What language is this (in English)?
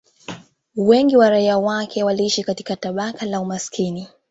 Swahili